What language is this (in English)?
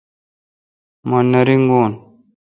Kalkoti